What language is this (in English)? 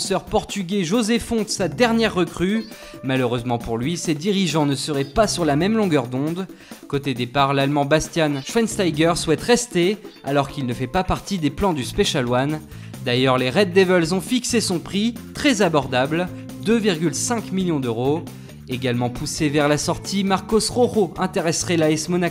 French